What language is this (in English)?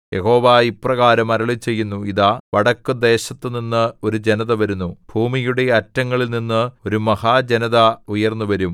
Malayalam